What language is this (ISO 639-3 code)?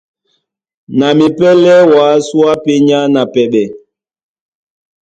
dua